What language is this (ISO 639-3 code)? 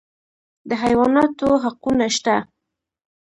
pus